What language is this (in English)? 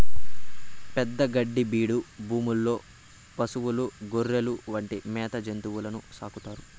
Telugu